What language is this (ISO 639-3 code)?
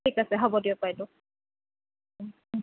asm